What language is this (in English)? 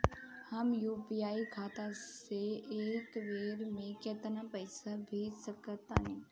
Bhojpuri